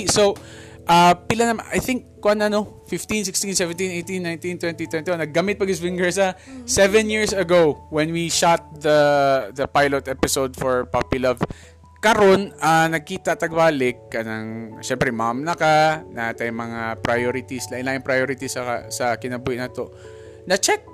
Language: Filipino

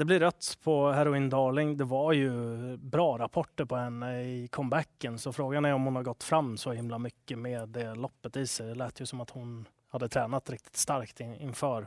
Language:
Swedish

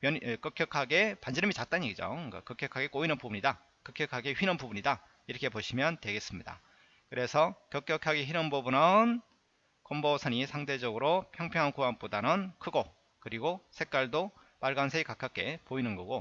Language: Korean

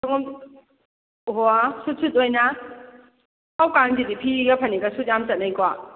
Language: Manipuri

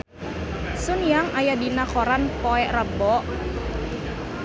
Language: Sundanese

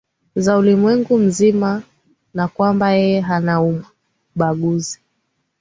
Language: Swahili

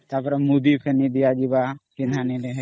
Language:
Odia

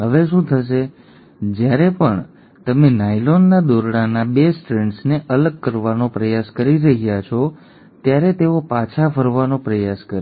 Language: Gujarati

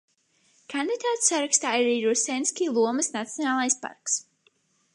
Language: Latvian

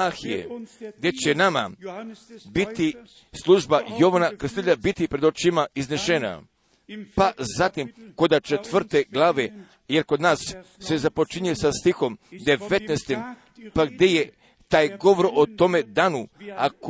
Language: Croatian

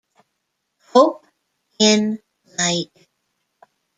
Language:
English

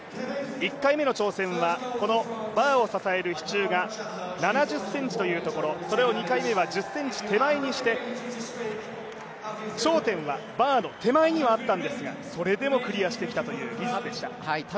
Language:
Japanese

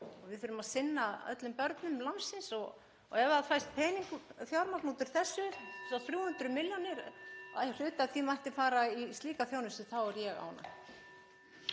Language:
Icelandic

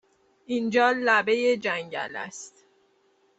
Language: Persian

